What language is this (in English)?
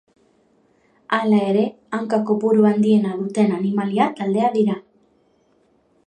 Basque